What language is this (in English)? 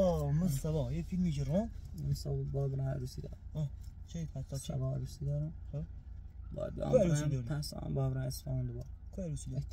Persian